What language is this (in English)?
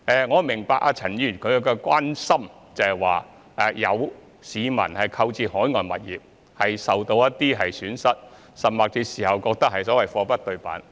Cantonese